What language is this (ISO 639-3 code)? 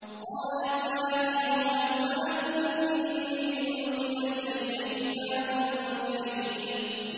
ara